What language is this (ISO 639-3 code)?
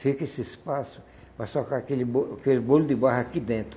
por